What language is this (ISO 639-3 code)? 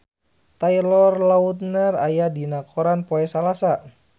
sun